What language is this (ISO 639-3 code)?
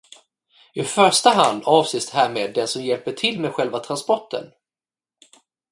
swe